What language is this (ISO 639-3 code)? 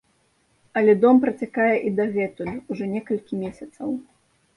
bel